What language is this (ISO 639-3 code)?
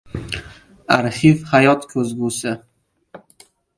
uzb